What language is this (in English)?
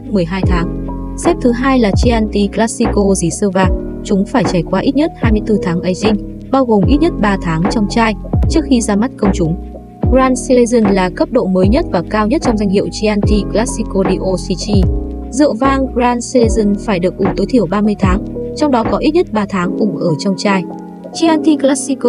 Vietnamese